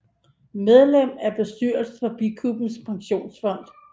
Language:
Danish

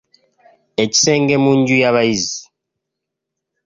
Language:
Ganda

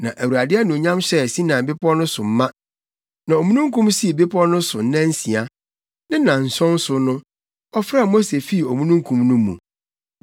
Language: Akan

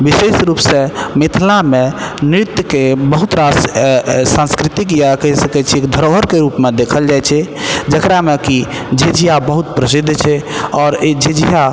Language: Maithili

